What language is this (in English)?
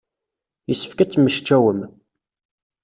Kabyle